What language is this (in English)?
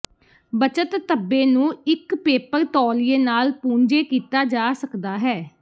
Punjabi